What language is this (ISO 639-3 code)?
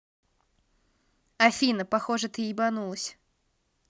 rus